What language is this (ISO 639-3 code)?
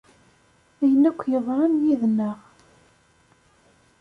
kab